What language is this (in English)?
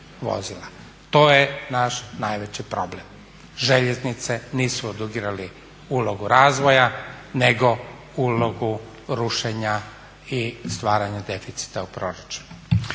Croatian